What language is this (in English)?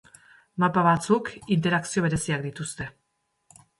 Basque